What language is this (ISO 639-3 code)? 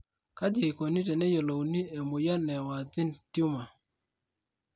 mas